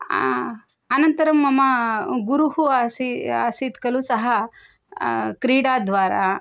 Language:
Sanskrit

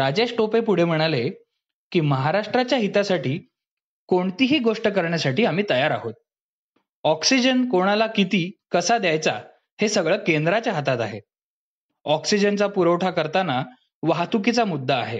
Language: Marathi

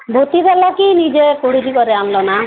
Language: Odia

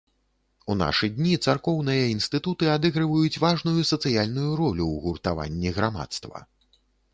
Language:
Belarusian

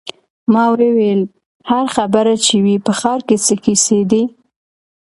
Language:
Pashto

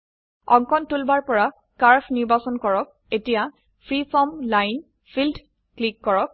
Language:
Assamese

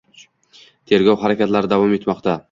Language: Uzbek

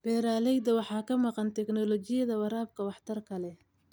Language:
Somali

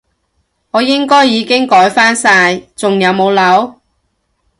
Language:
Cantonese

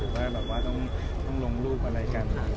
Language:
Thai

